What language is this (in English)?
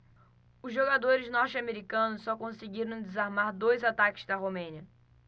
Portuguese